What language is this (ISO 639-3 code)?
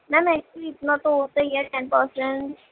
urd